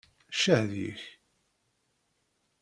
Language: Kabyle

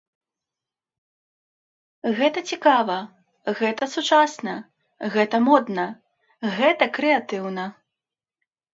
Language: Belarusian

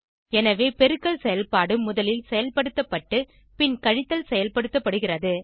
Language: Tamil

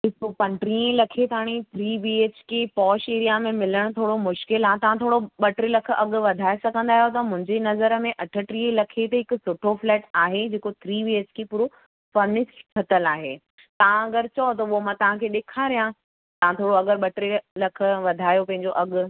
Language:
Sindhi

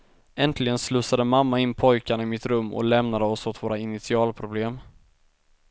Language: Swedish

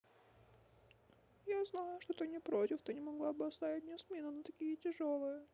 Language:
Russian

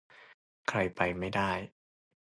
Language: Thai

